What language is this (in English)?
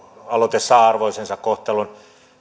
Finnish